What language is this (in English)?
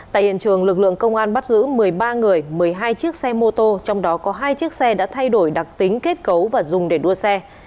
Vietnamese